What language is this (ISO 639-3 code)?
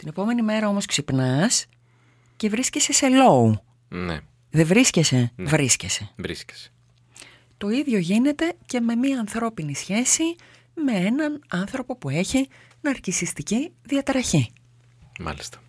ell